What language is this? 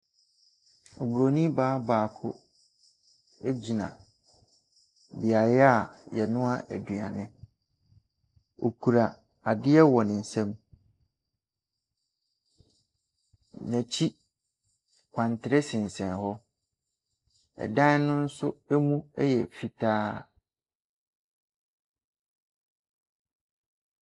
Akan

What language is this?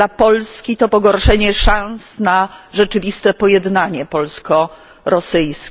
Polish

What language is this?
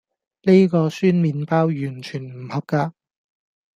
Cantonese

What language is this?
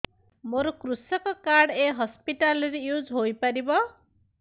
Odia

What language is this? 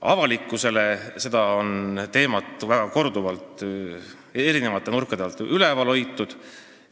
Estonian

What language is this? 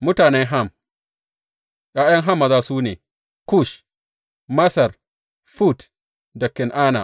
Hausa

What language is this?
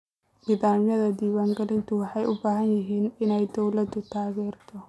Somali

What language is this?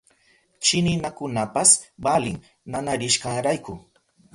Southern Pastaza Quechua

